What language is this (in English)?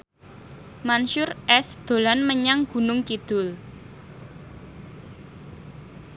Javanese